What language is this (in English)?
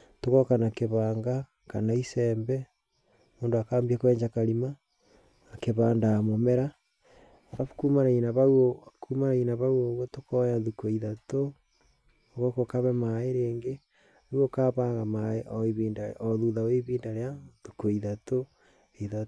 Kikuyu